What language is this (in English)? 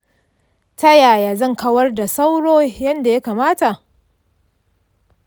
Hausa